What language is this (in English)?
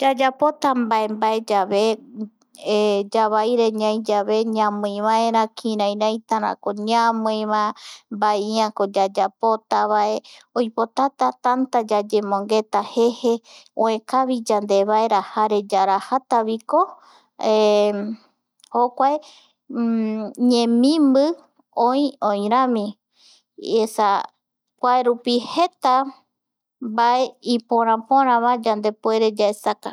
Eastern Bolivian Guaraní